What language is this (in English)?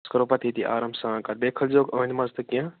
Kashmiri